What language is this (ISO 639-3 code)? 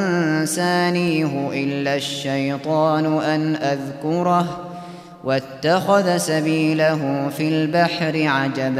ara